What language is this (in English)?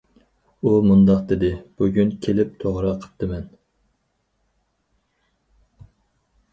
Uyghur